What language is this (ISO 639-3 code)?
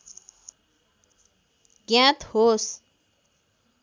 nep